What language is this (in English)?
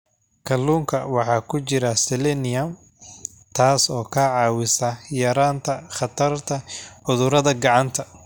Somali